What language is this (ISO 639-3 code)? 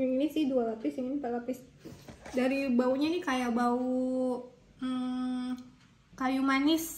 ind